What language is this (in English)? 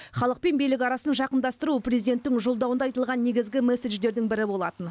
Kazakh